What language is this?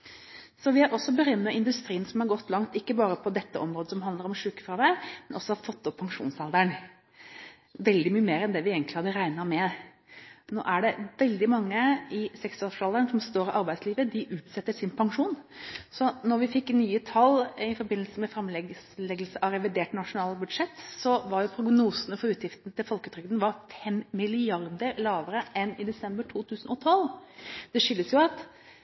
Norwegian Bokmål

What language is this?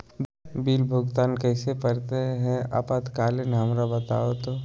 Magahi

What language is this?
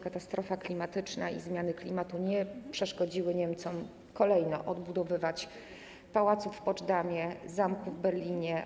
Polish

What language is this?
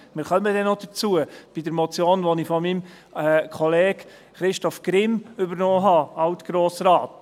Swiss German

